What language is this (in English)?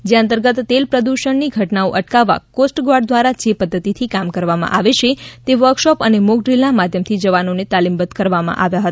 Gujarati